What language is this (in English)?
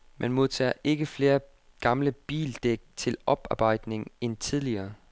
Danish